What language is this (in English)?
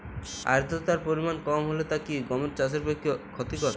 Bangla